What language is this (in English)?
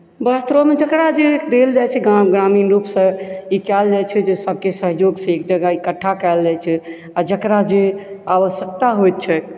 Maithili